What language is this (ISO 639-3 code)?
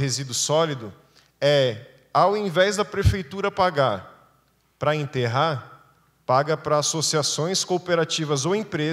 por